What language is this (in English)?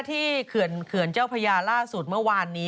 Thai